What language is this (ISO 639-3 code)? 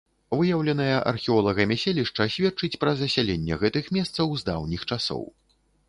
bel